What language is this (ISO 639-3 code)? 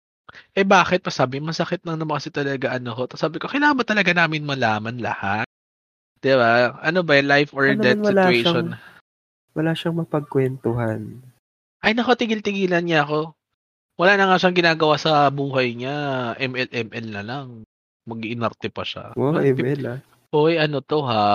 fil